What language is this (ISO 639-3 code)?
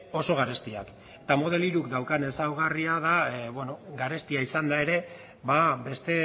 eus